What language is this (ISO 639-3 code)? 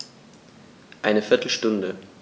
deu